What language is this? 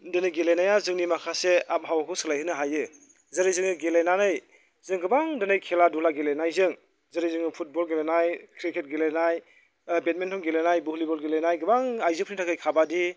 Bodo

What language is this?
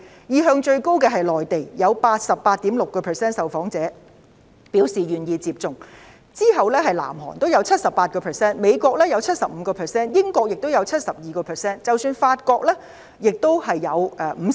Cantonese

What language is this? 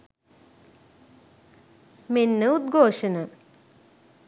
Sinhala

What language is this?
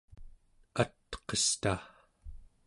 Central Yupik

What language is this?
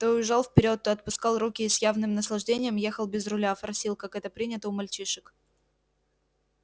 Russian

